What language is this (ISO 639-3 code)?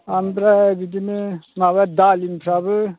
brx